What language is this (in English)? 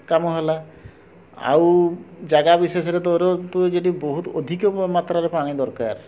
Odia